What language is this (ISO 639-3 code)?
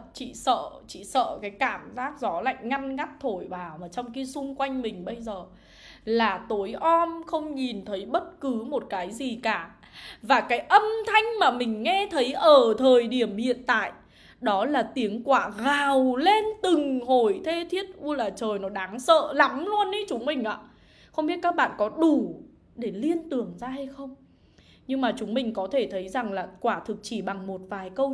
vie